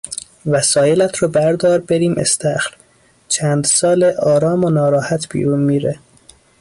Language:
Persian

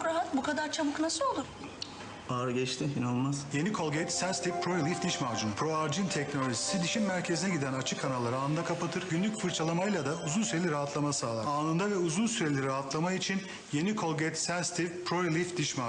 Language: Turkish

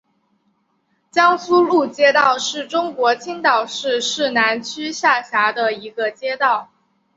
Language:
Chinese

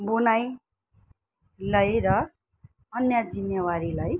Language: Nepali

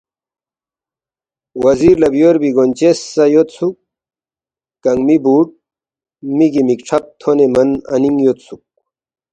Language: Balti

